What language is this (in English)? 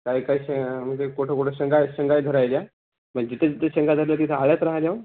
Marathi